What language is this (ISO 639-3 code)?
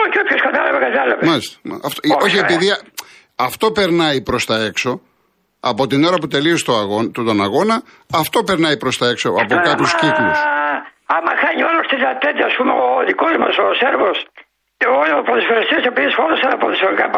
ell